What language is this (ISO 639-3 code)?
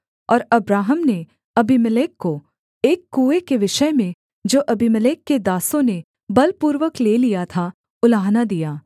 hin